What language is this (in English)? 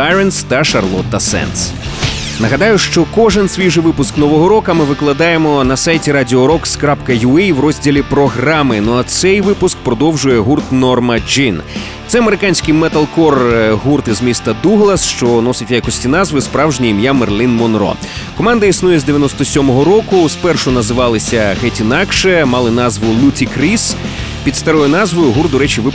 Ukrainian